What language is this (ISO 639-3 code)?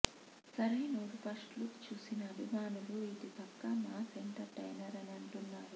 tel